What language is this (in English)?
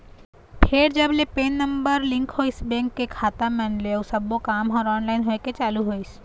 Chhattisgarhi